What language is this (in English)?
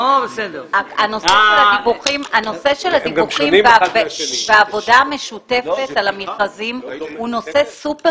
Hebrew